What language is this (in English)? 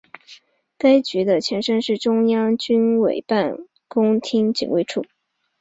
Chinese